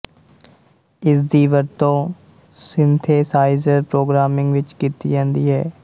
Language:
Punjabi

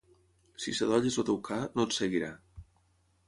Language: Catalan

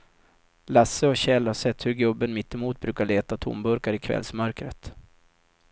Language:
Swedish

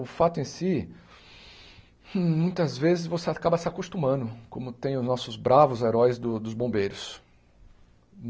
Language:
Portuguese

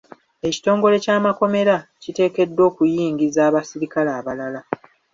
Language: Ganda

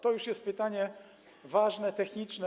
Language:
Polish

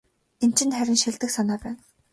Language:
Mongolian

